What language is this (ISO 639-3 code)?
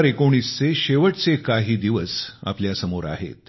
mar